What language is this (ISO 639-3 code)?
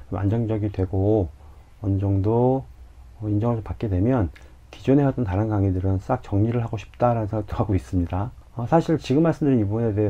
kor